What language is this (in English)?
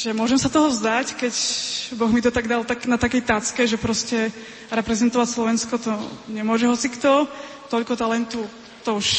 Slovak